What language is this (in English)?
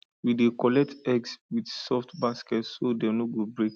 Nigerian Pidgin